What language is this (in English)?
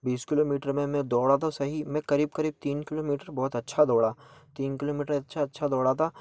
Hindi